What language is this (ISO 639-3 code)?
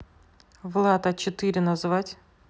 rus